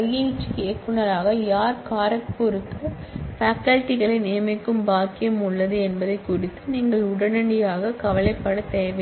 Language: Tamil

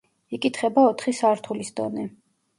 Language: Georgian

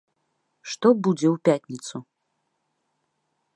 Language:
Belarusian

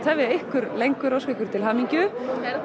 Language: Icelandic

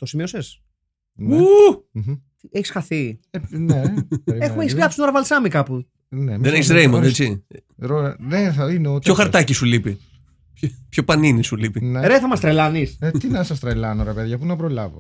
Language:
Greek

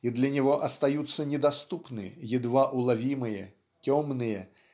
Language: Russian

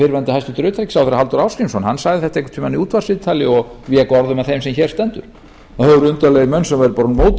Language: Icelandic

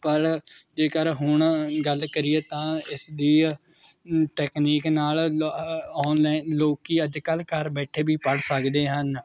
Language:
Punjabi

